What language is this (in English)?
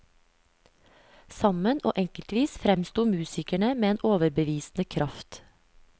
Norwegian